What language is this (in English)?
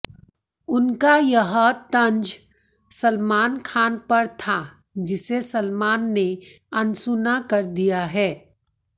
Hindi